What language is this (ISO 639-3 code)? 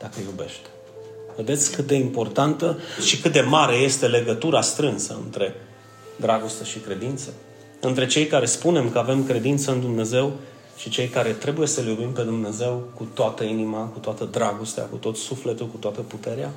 ron